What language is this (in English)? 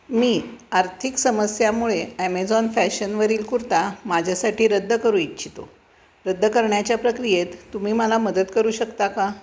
Marathi